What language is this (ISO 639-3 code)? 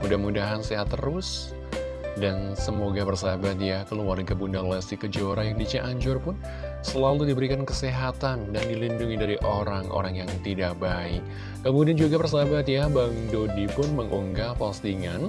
ind